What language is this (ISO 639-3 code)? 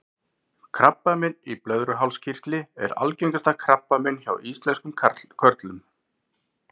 isl